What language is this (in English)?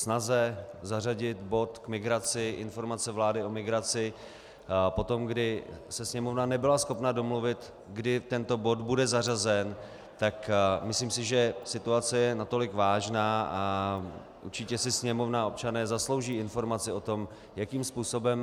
Czech